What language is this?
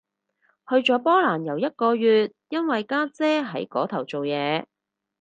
Cantonese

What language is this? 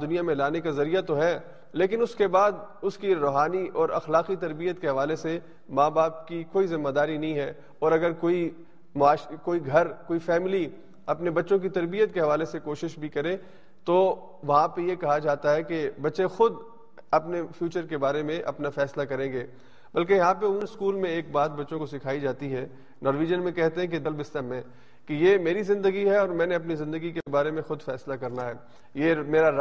Urdu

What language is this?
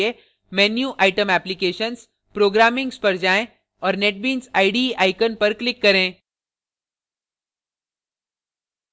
Hindi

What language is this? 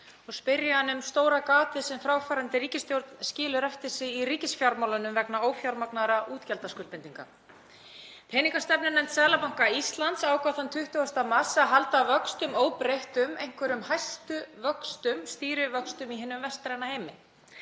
Icelandic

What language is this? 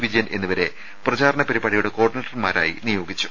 Malayalam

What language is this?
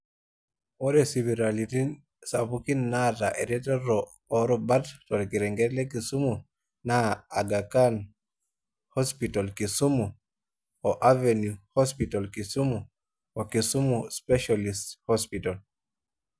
Masai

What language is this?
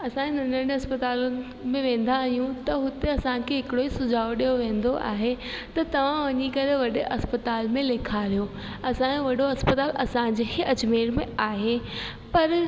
Sindhi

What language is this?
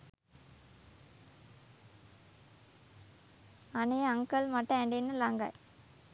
Sinhala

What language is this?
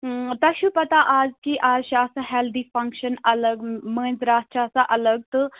Kashmiri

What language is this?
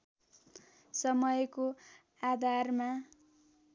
Nepali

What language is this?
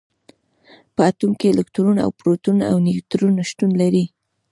Pashto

